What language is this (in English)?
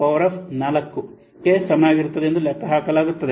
Kannada